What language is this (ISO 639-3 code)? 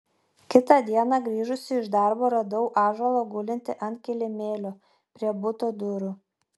lit